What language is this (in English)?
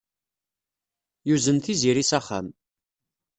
Kabyle